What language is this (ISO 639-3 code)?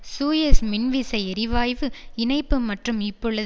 tam